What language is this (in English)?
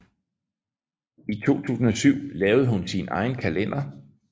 Danish